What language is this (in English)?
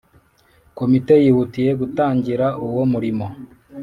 Kinyarwanda